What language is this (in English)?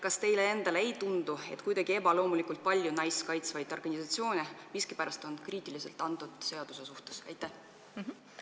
Estonian